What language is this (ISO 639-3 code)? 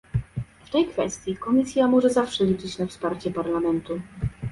pol